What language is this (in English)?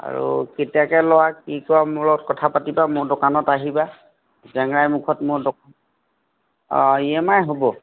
Assamese